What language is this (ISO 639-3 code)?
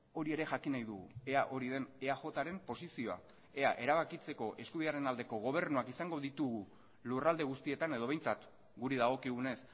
eus